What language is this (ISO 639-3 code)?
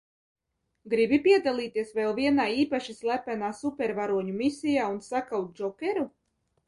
lav